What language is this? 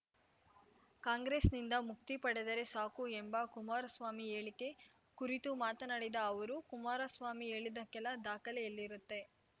Kannada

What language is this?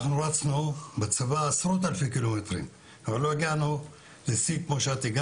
Hebrew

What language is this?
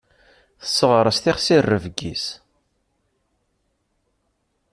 Kabyle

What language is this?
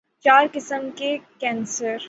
Urdu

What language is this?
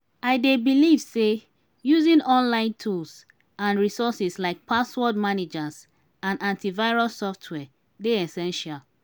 Nigerian Pidgin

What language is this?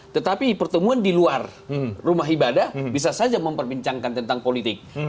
Indonesian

